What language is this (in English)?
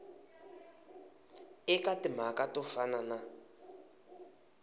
Tsonga